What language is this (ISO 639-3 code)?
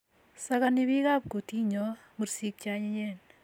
kln